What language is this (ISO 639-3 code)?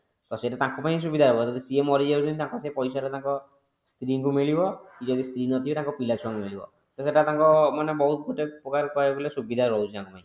ori